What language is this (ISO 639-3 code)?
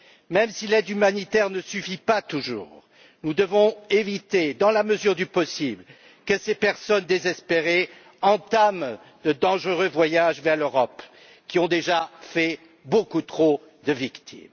fra